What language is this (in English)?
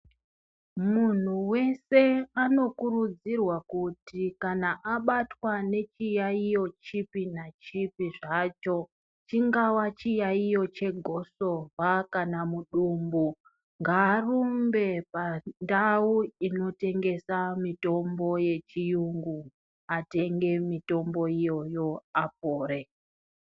Ndau